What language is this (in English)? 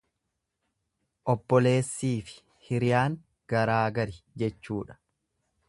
Oromo